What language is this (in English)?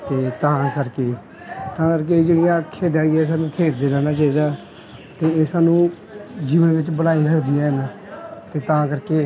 Punjabi